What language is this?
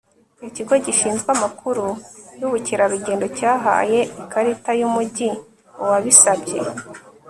Kinyarwanda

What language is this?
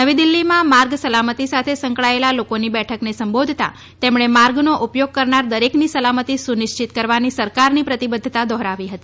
Gujarati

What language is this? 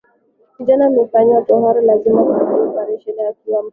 Swahili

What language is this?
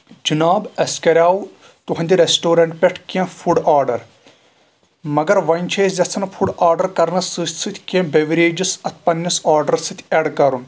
Kashmiri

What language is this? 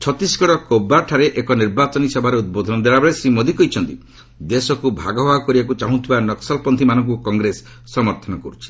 Odia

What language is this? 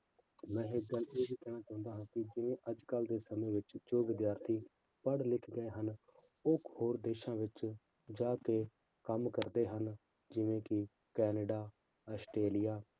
Punjabi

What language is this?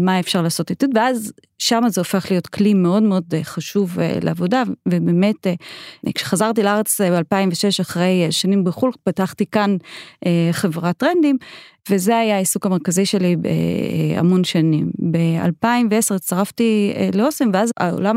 Hebrew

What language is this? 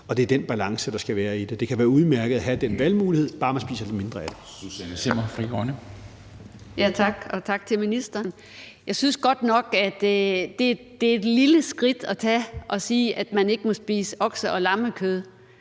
Danish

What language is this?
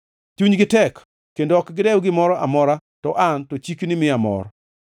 Luo (Kenya and Tanzania)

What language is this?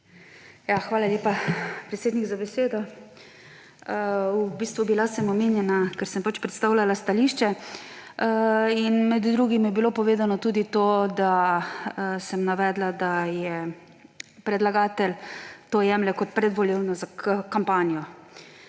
Slovenian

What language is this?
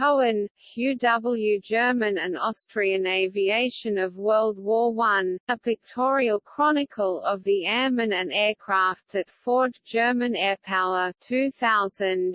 English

